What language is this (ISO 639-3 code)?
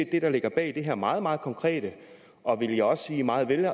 dan